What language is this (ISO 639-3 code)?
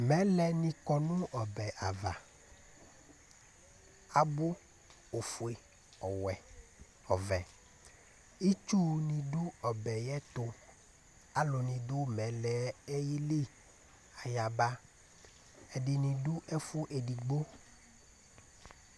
kpo